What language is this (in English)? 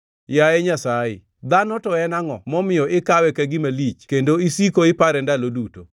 Luo (Kenya and Tanzania)